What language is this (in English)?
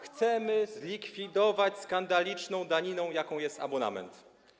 Polish